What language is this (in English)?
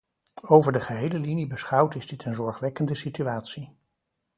Dutch